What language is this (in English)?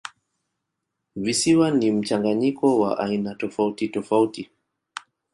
Swahili